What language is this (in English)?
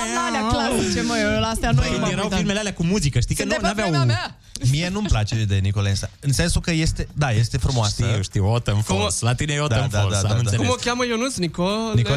Romanian